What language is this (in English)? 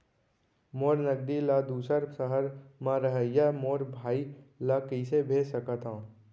Chhattisgarhi